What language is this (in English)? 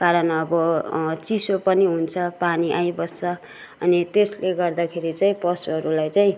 Nepali